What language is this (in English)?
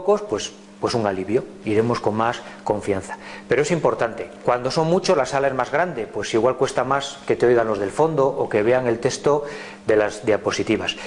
Spanish